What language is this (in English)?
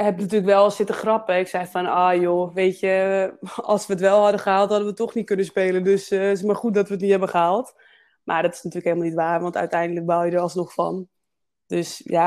Dutch